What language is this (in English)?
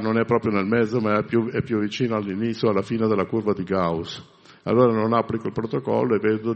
Italian